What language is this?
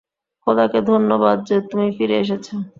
Bangla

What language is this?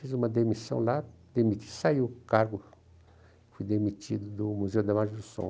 Portuguese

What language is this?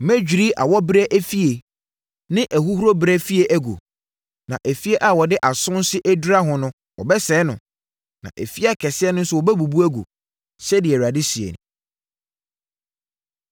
Akan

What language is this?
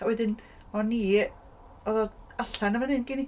Welsh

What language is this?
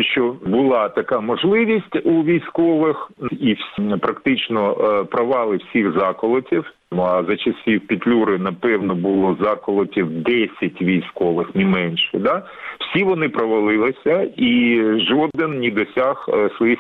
Ukrainian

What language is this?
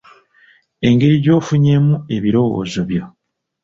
Ganda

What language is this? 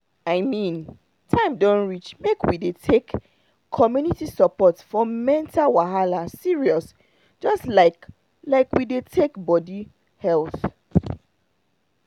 Nigerian Pidgin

